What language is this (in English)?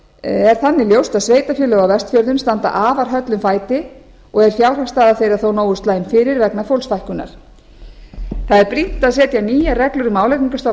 Icelandic